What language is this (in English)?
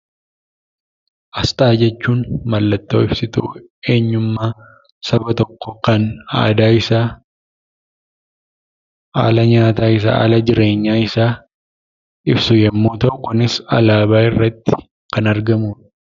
Oromo